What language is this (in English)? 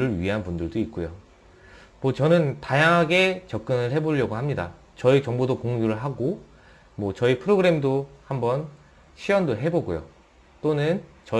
Korean